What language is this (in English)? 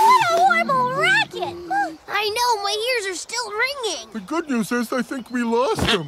English